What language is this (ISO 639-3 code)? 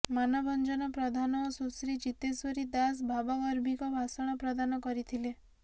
ori